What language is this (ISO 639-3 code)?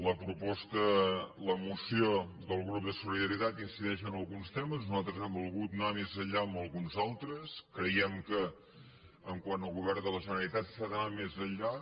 cat